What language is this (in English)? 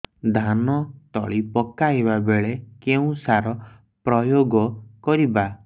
Odia